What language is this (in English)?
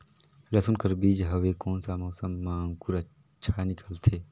Chhattisgarhi